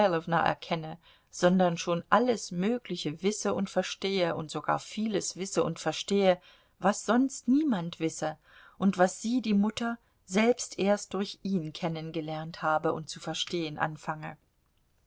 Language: German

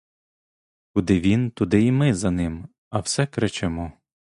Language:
Ukrainian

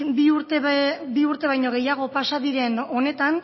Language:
Basque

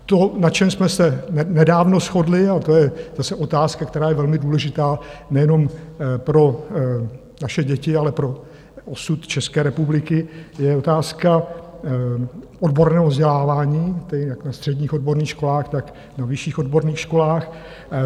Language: Czech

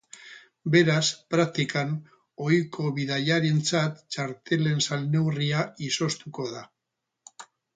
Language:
Basque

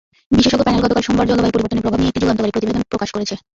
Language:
Bangla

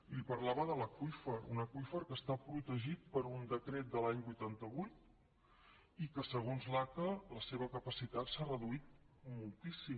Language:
Catalan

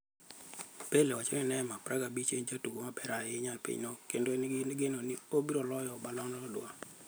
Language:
Luo (Kenya and Tanzania)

